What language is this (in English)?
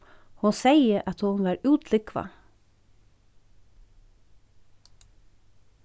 Faroese